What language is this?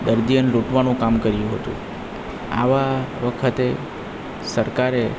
Gujarati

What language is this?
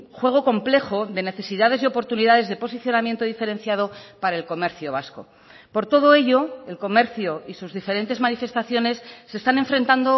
Spanish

